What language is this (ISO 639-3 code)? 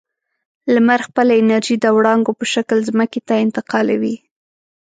pus